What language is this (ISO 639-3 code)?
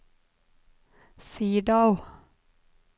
nor